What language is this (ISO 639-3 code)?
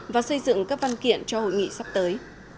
vie